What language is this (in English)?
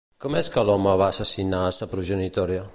Catalan